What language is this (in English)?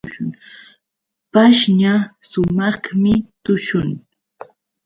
Yauyos Quechua